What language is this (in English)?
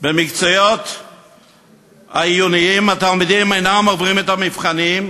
Hebrew